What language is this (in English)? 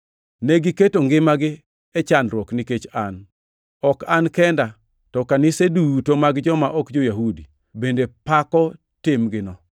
Luo (Kenya and Tanzania)